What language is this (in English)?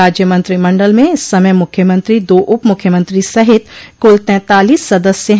Hindi